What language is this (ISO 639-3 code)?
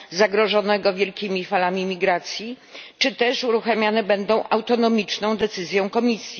pol